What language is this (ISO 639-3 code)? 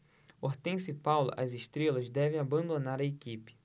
por